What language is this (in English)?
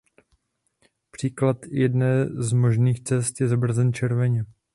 Czech